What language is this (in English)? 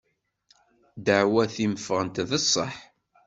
Kabyle